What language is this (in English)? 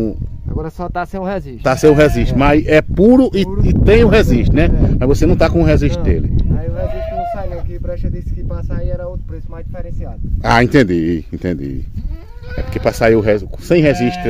Portuguese